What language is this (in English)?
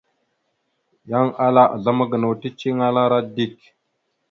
Mada (Cameroon)